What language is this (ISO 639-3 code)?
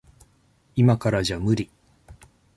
jpn